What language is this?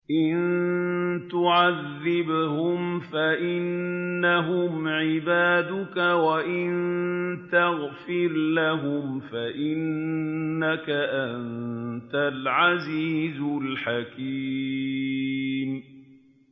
Arabic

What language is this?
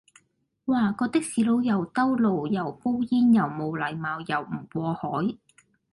Cantonese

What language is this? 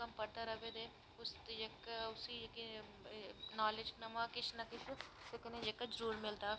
Dogri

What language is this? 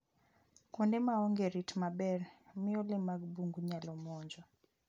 Luo (Kenya and Tanzania)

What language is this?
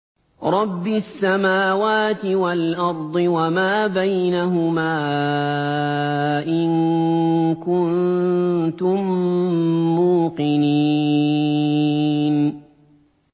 Arabic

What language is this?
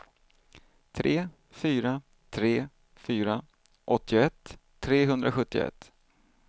Swedish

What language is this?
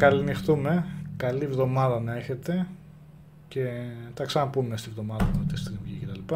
Greek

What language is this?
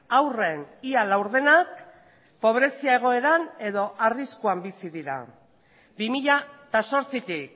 Basque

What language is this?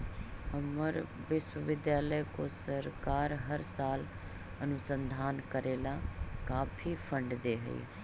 Magahi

